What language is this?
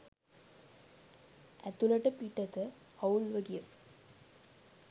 Sinhala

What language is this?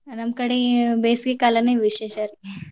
Kannada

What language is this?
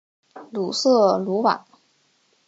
Chinese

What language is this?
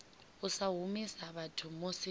Venda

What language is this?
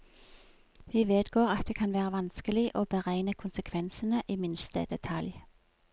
Norwegian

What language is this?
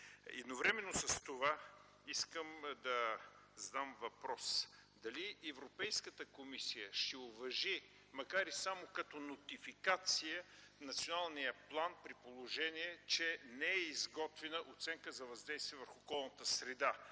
Bulgarian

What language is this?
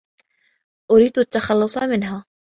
Arabic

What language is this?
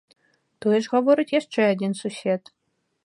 Belarusian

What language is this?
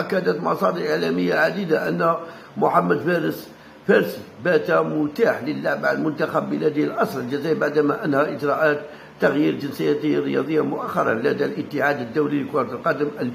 Arabic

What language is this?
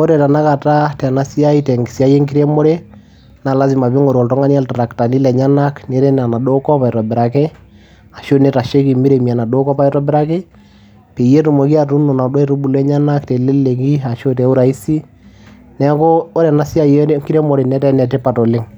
Masai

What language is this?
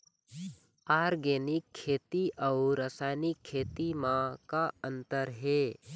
Chhattisgarhi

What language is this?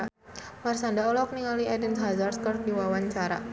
Sundanese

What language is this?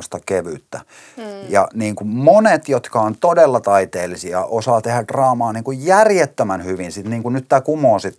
Finnish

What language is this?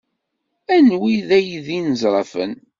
Kabyle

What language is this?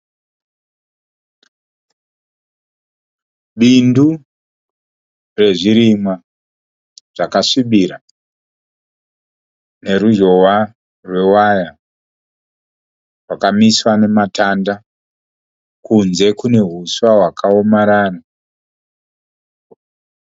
Shona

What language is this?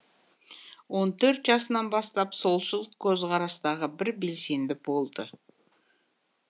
Kazakh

